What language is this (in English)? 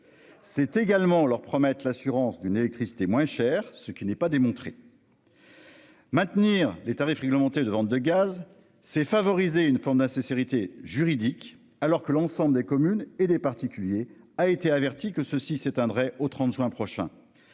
French